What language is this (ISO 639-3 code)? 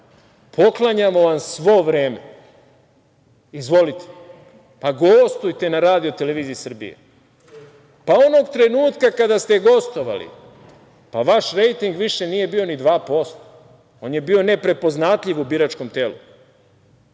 srp